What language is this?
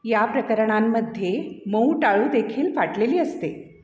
Marathi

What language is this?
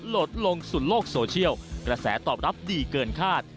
Thai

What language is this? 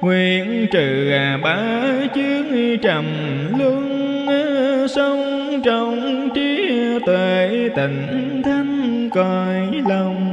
Vietnamese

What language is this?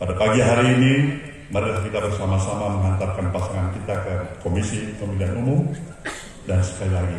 Indonesian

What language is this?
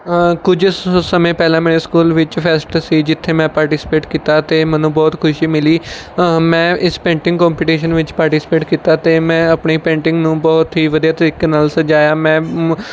Punjabi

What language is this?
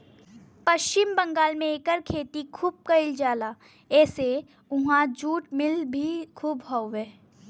Bhojpuri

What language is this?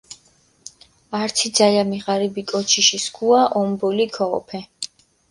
Mingrelian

